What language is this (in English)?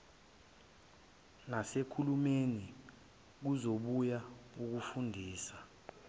Zulu